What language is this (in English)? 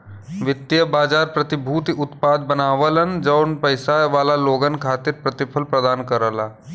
Bhojpuri